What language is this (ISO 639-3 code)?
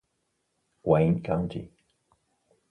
ita